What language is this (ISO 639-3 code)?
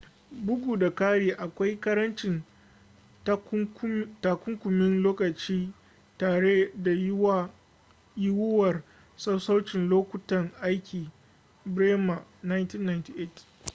hau